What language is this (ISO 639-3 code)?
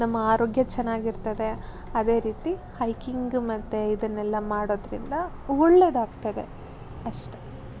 kan